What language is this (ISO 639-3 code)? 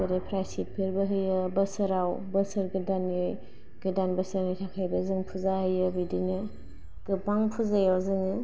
brx